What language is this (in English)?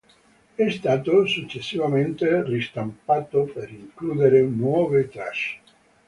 Italian